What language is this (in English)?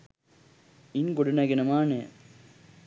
Sinhala